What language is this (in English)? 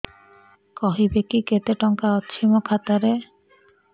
Odia